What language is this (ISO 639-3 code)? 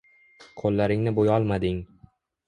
uzb